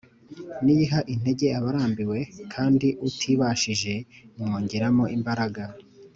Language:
Kinyarwanda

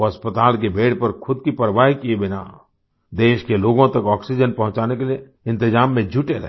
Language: Hindi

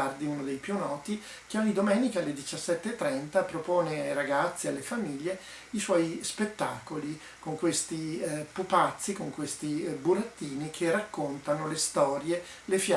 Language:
Italian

